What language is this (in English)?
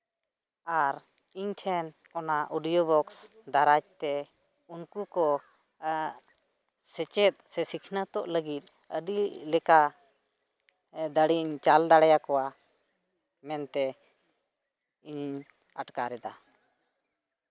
Santali